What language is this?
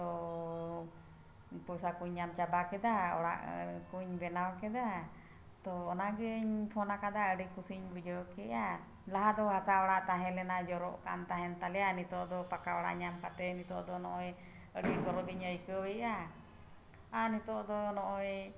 Santali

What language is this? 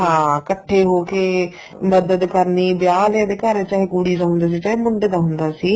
Punjabi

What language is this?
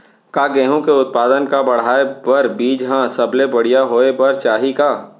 Chhattisgarhi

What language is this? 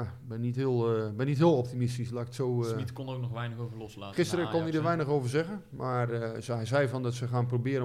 Dutch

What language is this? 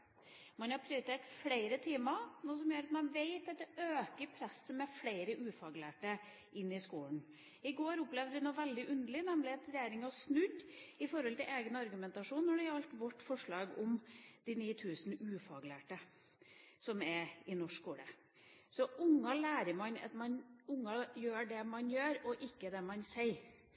Norwegian Bokmål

